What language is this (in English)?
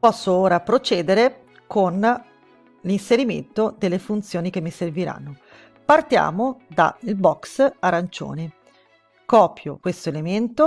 Italian